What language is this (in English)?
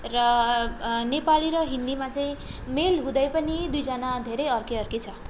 Nepali